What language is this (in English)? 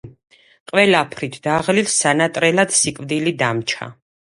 Georgian